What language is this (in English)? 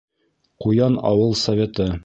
Bashkir